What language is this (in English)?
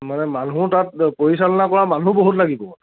Assamese